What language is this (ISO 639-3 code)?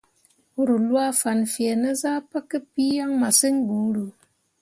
mua